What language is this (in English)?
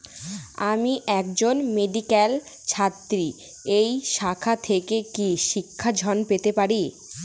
Bangla